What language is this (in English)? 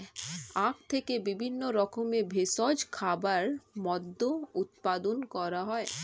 Bangla